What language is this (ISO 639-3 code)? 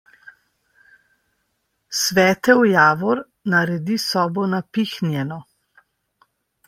slv